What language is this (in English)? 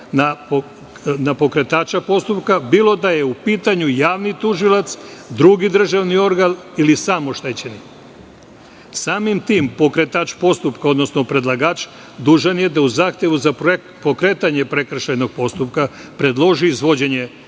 Serbian